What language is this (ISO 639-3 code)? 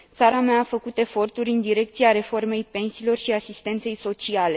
ron